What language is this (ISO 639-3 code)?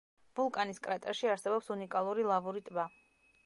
kat